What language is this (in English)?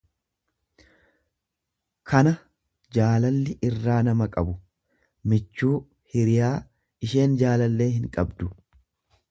Oromo